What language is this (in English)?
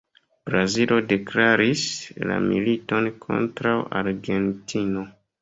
Esperanto